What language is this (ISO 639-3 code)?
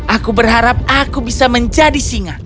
ind